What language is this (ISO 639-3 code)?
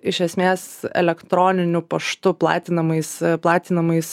lit